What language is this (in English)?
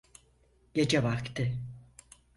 Turkish